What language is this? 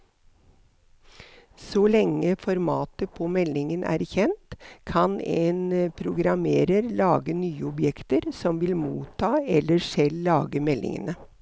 Norwegian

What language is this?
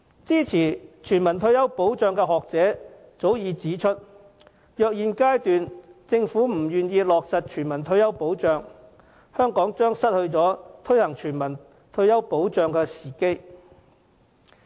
Cantonese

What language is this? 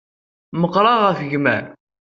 Kabyle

